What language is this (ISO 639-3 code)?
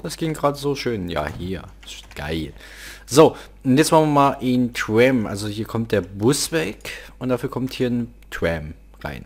deu